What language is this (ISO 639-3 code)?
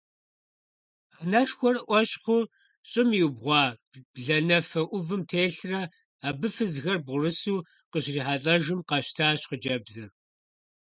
kbd